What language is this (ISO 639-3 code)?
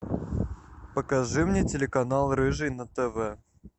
rus